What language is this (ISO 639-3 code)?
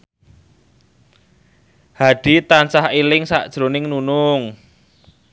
jav